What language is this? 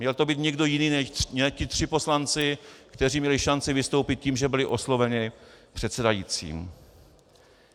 Czech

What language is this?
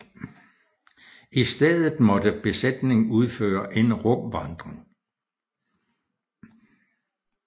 Danish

